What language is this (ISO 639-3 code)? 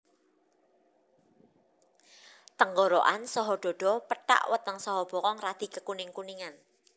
jav